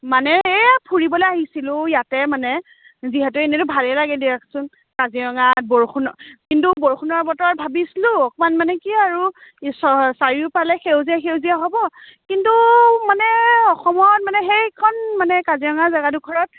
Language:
Assamese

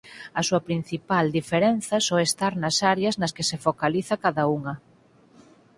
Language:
Galician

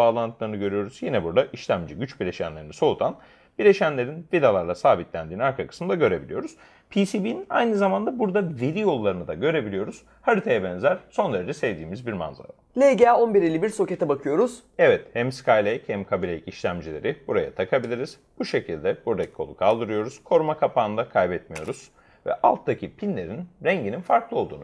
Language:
Turkish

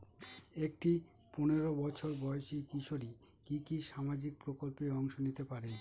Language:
Bangla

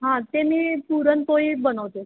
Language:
Marathi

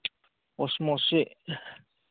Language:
Manipuri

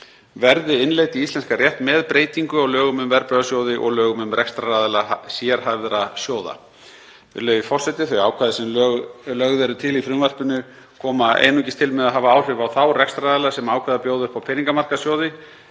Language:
Icelandic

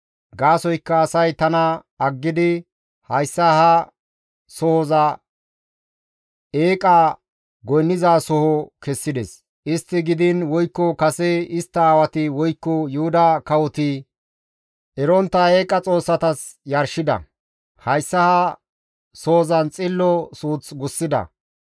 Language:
Gamo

